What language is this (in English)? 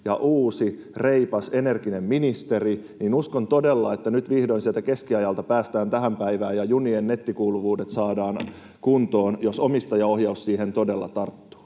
Finnish